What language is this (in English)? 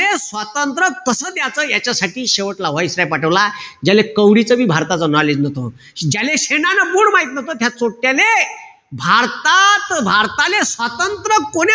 Marathi